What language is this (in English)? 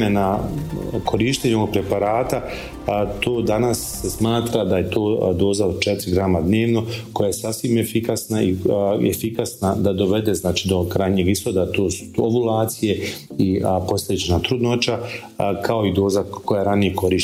Croatian